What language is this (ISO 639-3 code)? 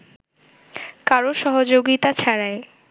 ben